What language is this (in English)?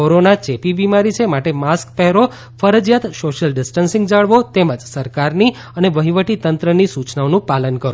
Gujarati